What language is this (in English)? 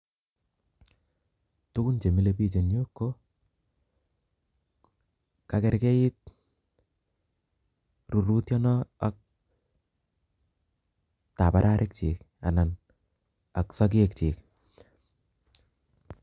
Kalenjin